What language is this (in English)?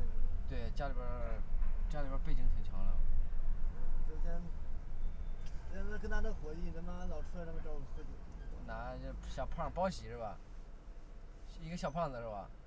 Chinese